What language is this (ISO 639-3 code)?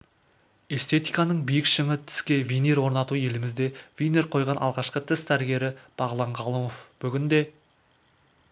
kaz